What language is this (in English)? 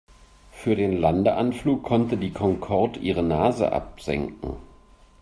German